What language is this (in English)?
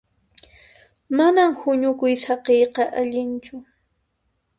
Puno Quechua